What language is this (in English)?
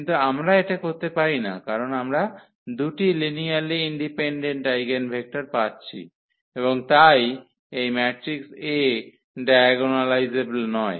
Bangla